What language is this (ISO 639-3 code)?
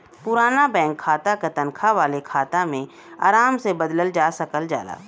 bho